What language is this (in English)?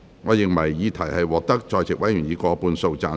Cantonese